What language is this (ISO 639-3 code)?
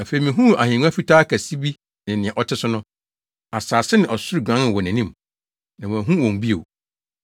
aka